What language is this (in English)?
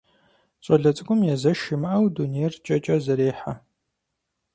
Kabardian